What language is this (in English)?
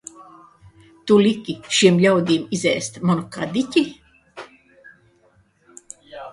Latvian